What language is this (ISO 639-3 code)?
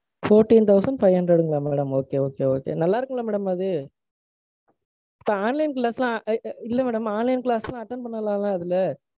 tam